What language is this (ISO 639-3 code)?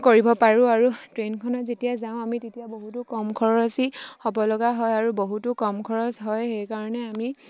asm